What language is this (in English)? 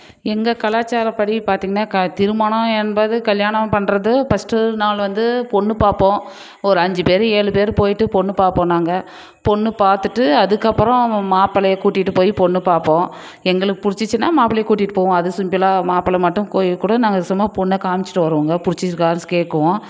Tamil